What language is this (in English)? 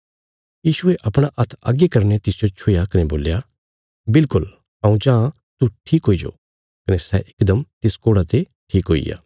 Bilaspuri